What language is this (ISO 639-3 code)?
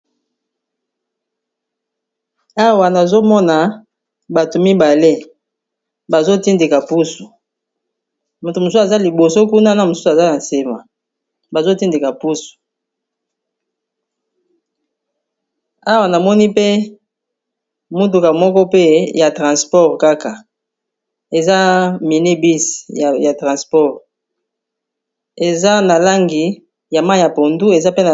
lin